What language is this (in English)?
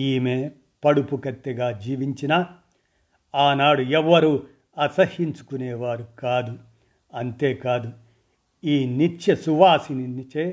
Telugu